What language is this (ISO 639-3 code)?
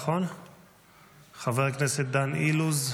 heb